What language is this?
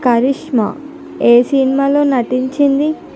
Telugu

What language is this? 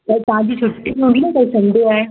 Sindhi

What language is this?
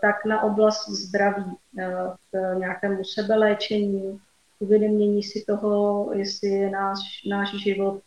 Czech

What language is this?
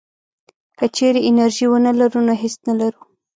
Pashto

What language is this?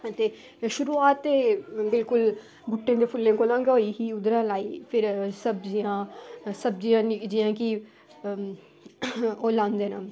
Dogri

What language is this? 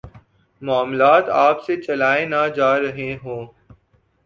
Urdu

